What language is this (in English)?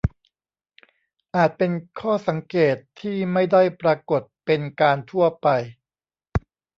Thai